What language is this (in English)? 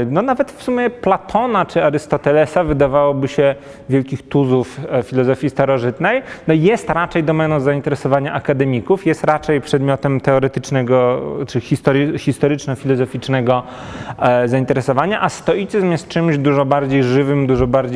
Polish